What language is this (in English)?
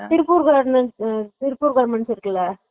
Tamil